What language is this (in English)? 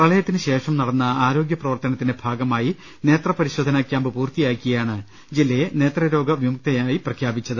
Malayalam